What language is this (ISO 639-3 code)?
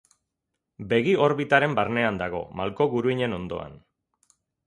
eus